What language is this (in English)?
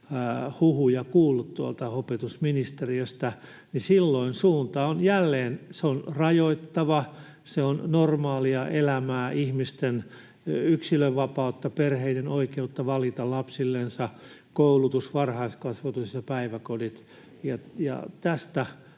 Finnish